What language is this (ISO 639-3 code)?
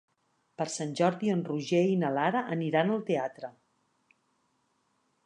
cat